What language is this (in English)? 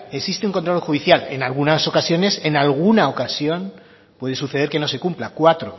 Spanish